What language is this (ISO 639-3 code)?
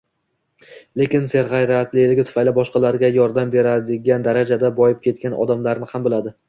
uzb